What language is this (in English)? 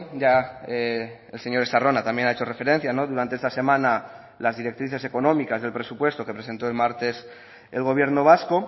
Spanish